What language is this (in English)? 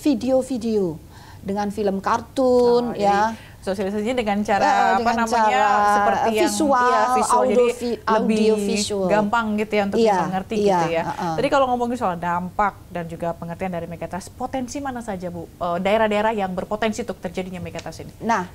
Indonesian